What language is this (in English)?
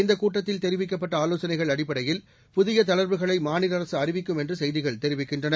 Tamil